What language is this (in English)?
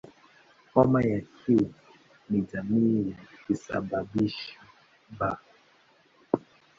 Swahili